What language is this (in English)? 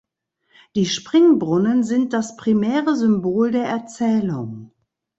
German